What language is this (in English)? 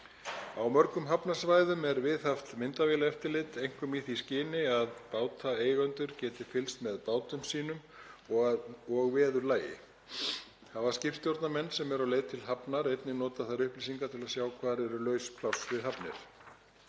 Icelandic